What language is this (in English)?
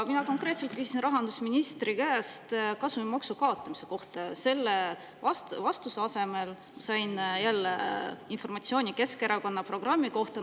Estonian